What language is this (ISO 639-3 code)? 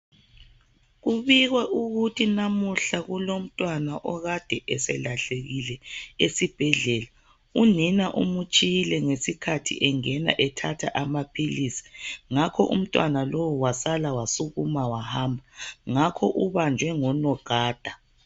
nde